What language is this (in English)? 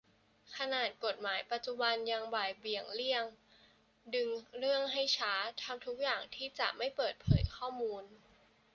Thai